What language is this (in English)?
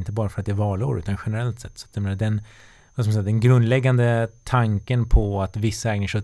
Swedish